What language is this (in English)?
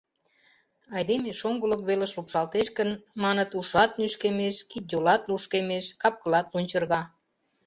Mari